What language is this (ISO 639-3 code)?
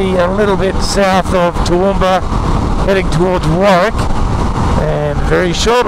eng